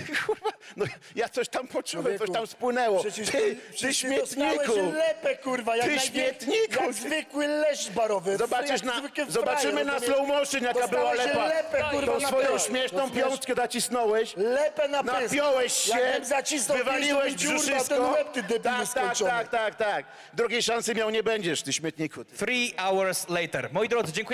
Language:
Polish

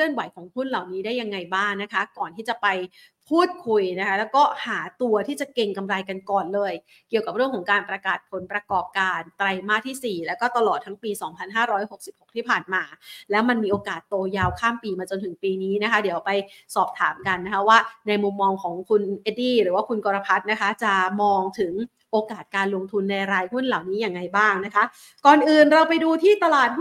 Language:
Thai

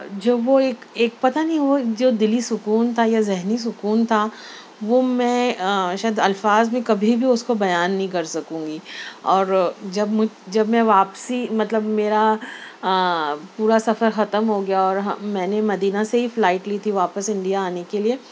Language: Urdu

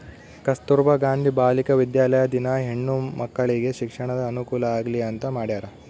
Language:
Kannada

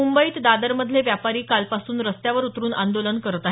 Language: Marathi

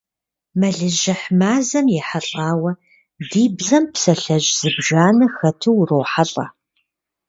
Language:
Kabardian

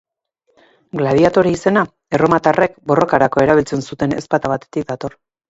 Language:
Basque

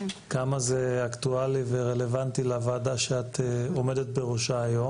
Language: Hebrew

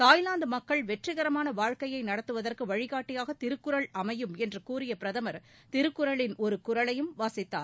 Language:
Tamil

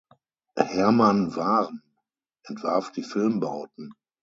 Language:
German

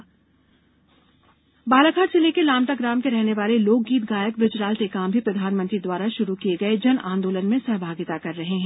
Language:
Hindi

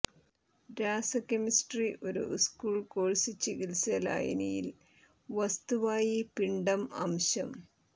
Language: Malayalam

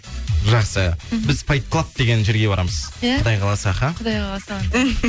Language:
Kazakh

